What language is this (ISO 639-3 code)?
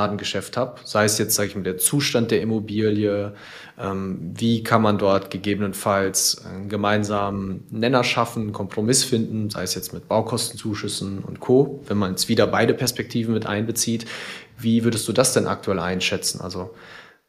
deu